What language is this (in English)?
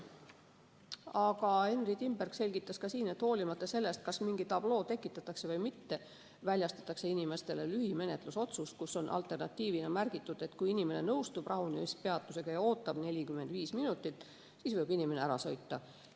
Estonian